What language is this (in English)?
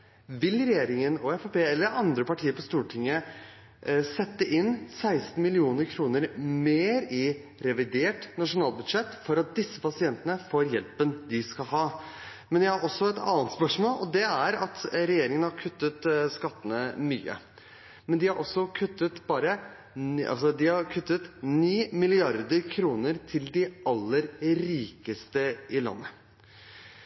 Norwegian Bokmål